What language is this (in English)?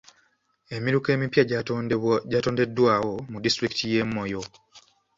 Ganda